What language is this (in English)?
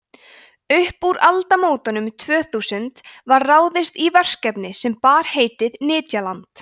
Icelandic